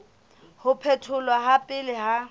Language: Southern Sotho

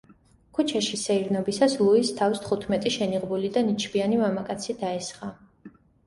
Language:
Georgian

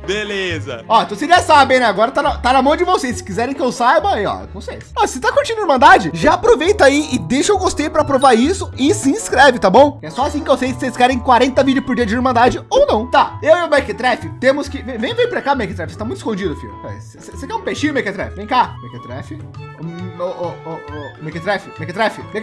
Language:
Portuguese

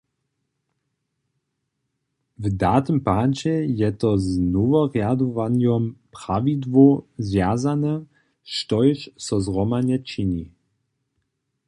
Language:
Upper Sorbian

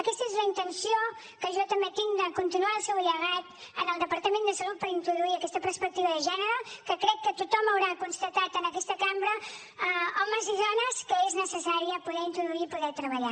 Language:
Catalan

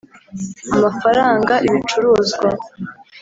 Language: Kinyarwanda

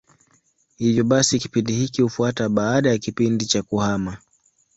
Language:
Swahili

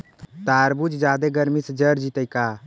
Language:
Magahi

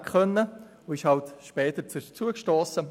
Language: Swiss German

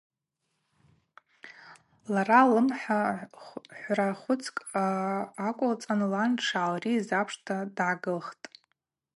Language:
Abaza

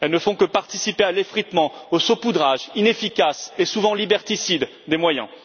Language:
French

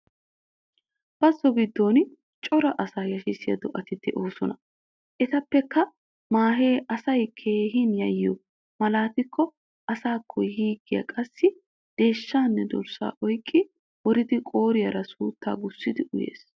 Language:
Wolaytta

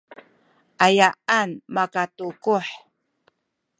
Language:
Sakizaya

